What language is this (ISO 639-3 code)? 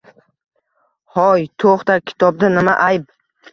uzb